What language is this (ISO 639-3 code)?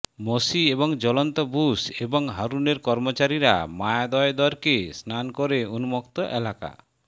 ben